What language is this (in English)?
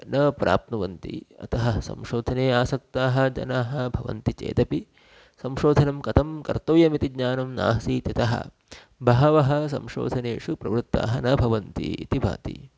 Sanskrit